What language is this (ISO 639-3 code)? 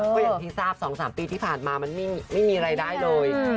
tha